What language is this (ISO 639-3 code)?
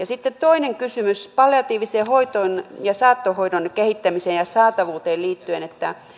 fin